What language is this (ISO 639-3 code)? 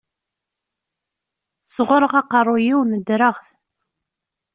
kab